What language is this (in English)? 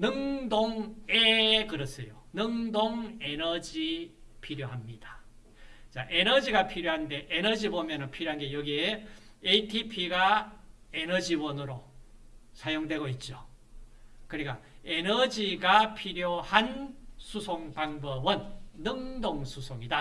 Korean